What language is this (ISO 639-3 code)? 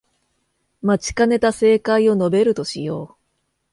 jpn